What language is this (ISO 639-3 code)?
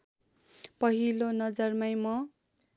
nep